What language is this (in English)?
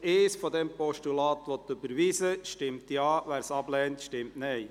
Swiss German